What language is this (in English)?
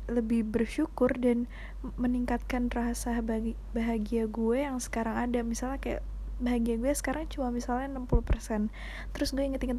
Indonesian